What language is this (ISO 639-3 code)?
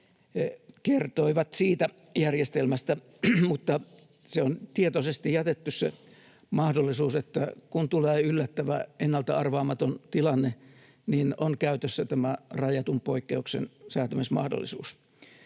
fin